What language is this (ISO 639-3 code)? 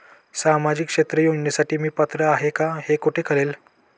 mar